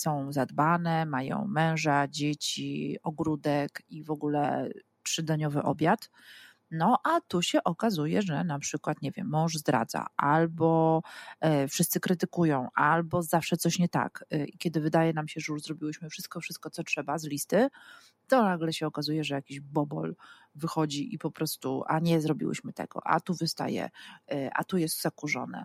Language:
Polish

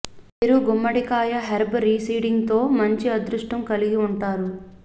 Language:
Telugu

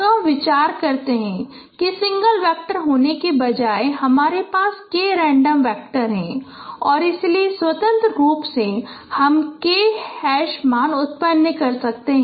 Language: Hindi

